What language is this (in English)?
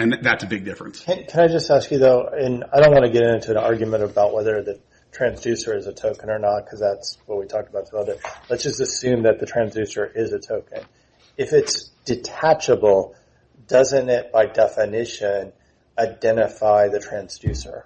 English